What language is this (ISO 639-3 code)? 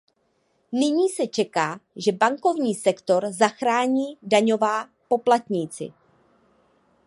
ces